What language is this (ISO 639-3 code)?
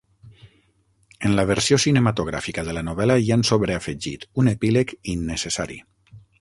cat